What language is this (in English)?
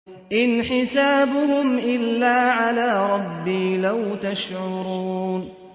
Arabic